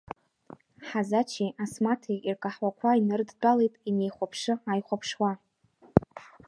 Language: Abkhazian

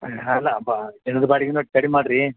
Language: Kannada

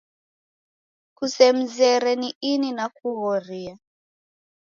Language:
Taita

